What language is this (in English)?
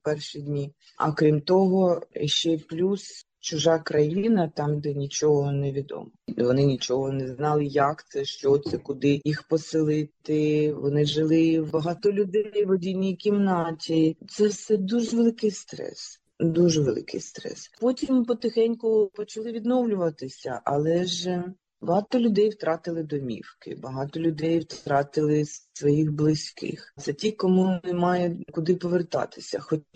Ukrainian